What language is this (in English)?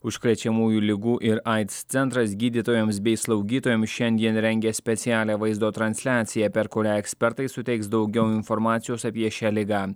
Lithuanian